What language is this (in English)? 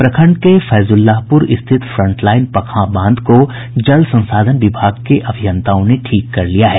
Hindi